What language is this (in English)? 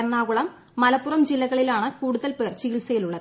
Malayalam